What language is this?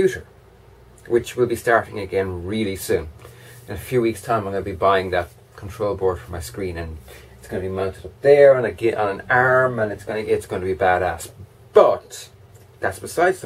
English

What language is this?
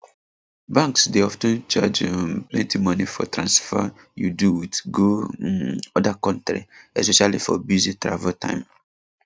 Nigerian Pidgin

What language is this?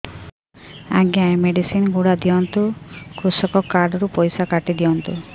Odia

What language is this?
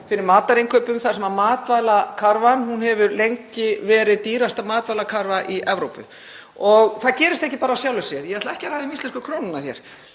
Icelandic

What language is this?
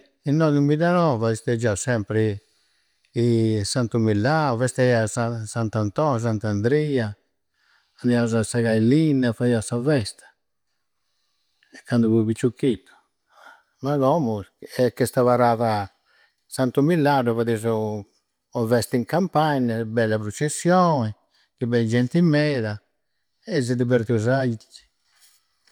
Campidanese Sardinian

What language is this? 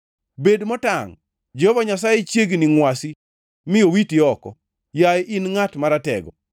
Luo (Kenya and Tanzania)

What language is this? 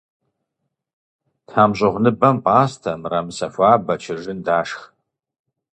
Kabardian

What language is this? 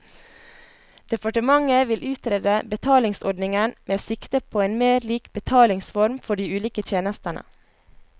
Norwegian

